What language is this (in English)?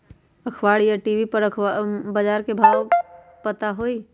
Magahi